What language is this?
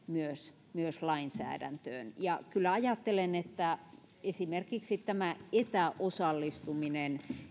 Finnish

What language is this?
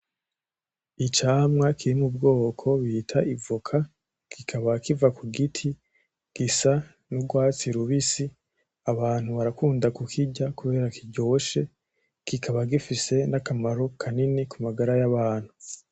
Rundi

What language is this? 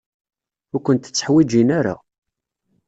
Kabyle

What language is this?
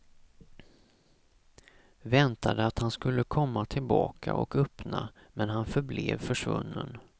Swedish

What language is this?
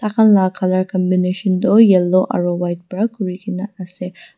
Naga Pidgin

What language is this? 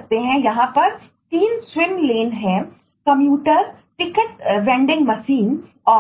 Hindi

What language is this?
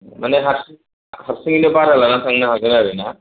Bodo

